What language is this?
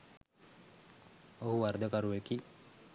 Sinhala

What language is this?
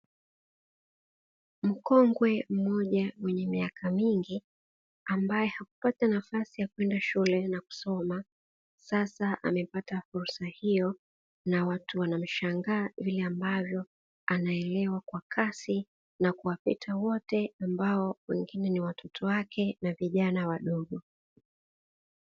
Swahili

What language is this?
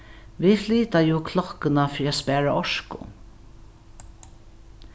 Faroese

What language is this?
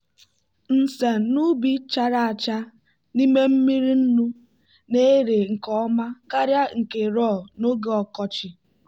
Igbo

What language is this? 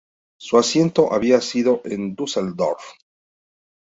Spanish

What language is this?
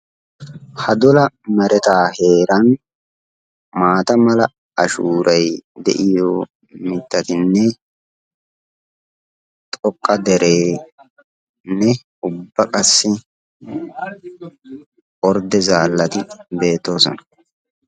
Wolaytta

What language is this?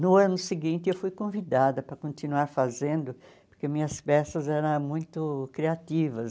Portuguese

